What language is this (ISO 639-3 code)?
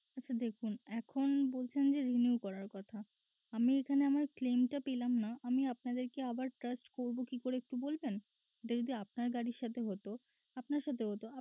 ben